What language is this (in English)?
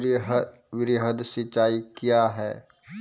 Maithili